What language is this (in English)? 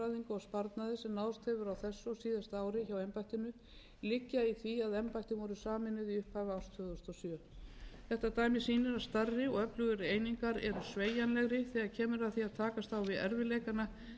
Icelandic